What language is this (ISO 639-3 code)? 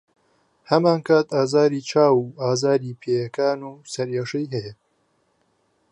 ckb